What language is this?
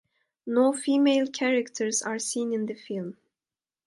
English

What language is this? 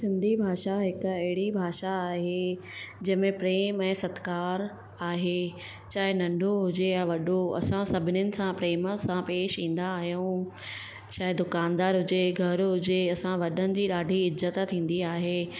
Sindhi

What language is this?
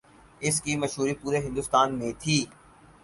Urdu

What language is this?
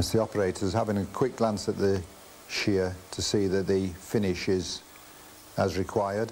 English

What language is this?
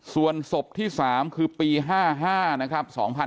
Thai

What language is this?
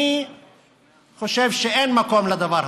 Hebrew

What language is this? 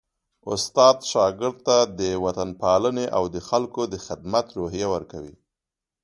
Pashto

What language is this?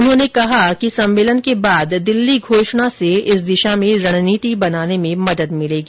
Hindi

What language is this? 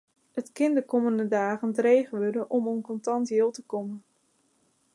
Western Frisian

